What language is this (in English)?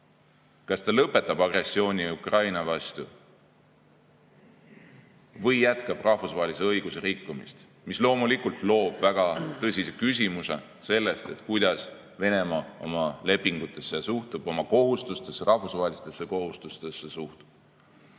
Estonian